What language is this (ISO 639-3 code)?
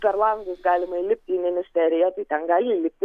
lit